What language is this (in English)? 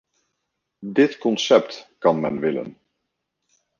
Dutch